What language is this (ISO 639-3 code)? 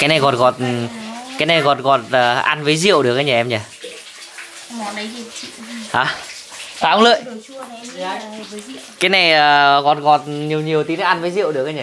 vie